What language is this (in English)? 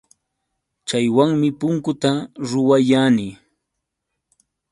Yauyos Quechua